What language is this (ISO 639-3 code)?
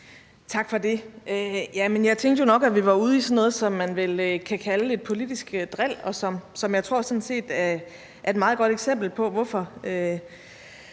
dan